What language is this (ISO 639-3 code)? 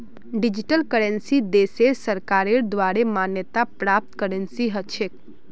mag